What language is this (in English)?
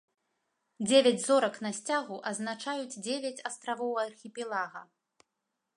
Belarusian